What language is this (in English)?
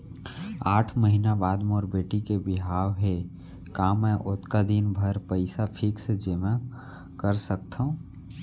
Chhattisgarhi